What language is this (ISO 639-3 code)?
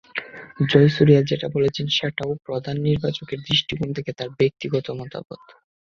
ben